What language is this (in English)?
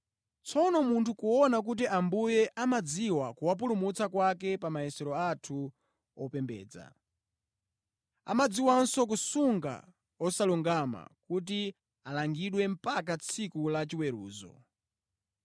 Nyanja